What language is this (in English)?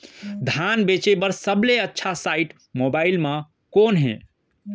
Chhattisgarhi